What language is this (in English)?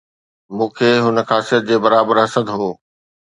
Sindhi